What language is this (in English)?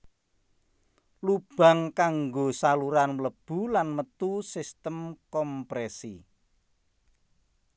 Javanese